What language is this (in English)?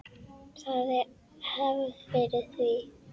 Icelandic